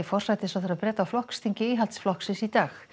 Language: Icelandic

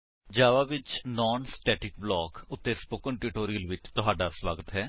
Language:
Punjabi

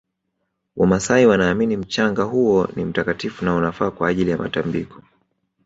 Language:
Swahili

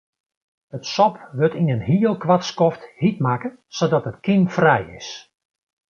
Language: Western Frisian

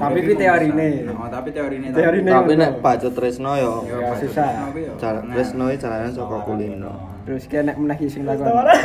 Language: Indonesian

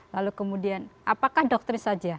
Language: Indonesian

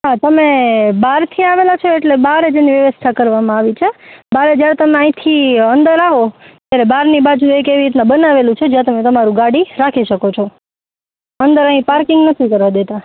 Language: Gujarati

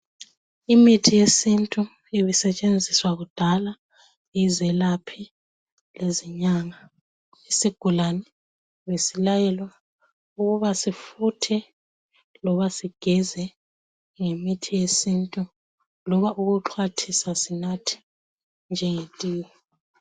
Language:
North Ndebele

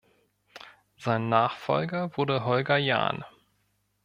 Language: German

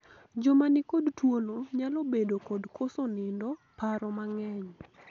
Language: Luo (Kenya and Tanzania)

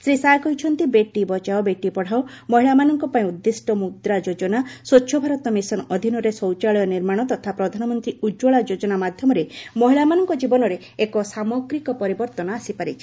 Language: Odia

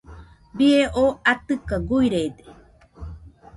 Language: Nüpode Huitoto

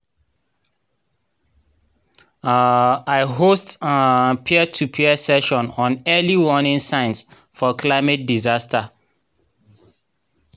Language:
Nigerian Pidgin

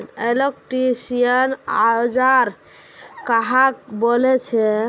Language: Magahi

